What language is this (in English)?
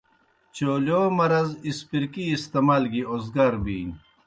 Kohistani Shina